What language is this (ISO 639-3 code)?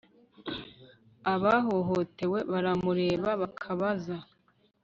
kin